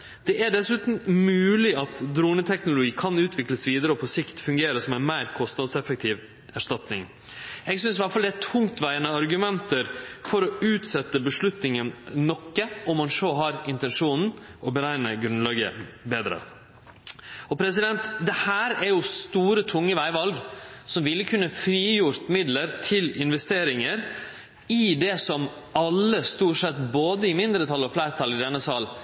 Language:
Norwegian Nynorsk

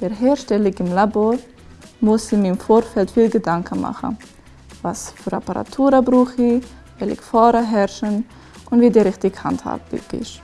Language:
German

